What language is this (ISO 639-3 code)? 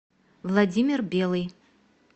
rus